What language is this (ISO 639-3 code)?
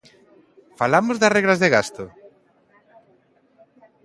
glg